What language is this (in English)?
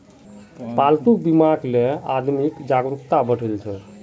Magahi